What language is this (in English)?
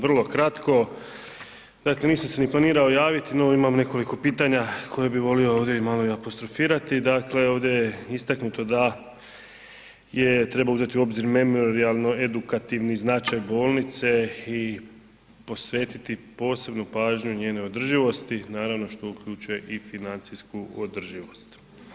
Croatian